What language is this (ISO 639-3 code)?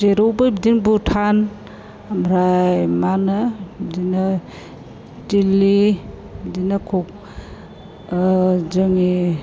brx